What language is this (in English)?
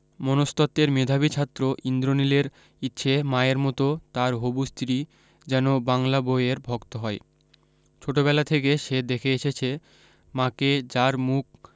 Bangla